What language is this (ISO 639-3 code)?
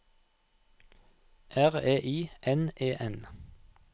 nor